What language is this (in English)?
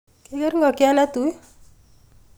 Kalenjin